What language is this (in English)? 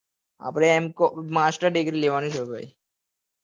Gujarati